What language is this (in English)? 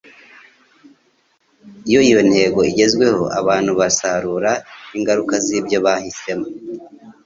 Kinyarwanda